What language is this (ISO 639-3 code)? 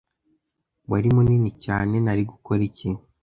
kin